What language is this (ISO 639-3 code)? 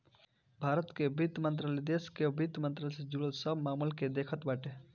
bho